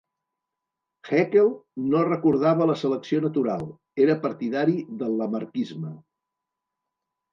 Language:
Catalan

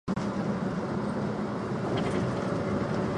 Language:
Chinese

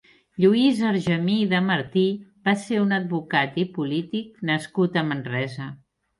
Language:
Catalan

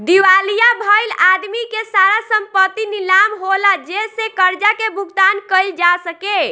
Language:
Bhojpuri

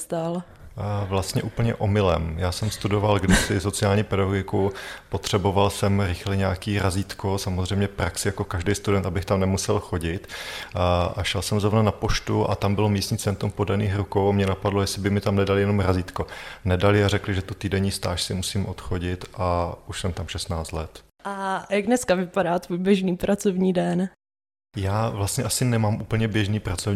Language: Czech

